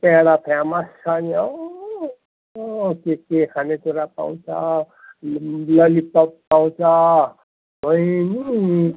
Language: Nepali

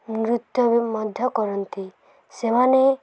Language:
Odia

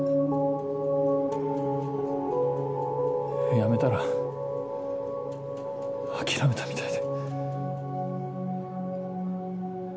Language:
Japanese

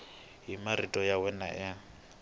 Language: Tsonga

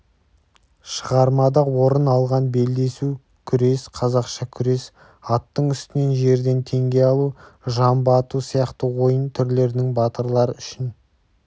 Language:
Kazakh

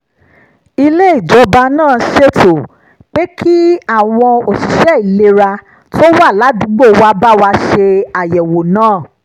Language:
Yoruba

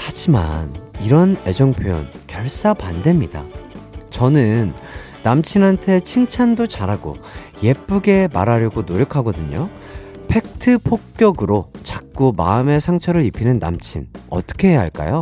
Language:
Korean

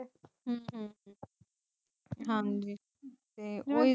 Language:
Punjabi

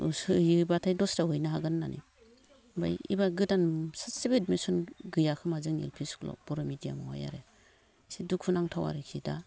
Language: Bodo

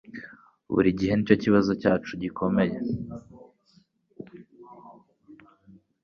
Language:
Kinyarwanda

